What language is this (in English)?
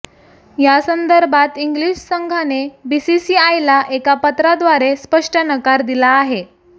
Marathi